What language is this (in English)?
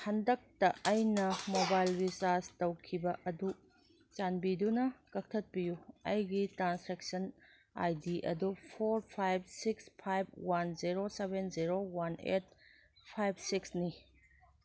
Manipuri